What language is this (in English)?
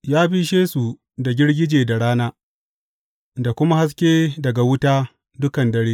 Hausa